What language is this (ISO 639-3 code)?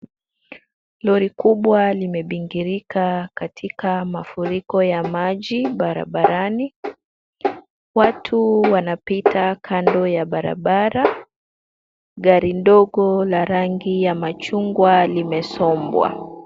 swa